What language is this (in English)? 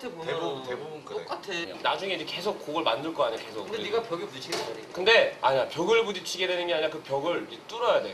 Korean